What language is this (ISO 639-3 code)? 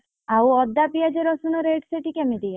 ori